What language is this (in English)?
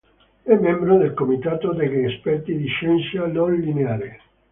Italian